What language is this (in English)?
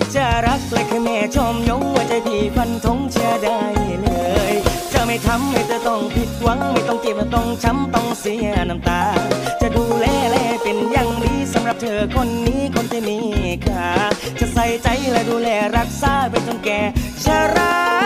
Thai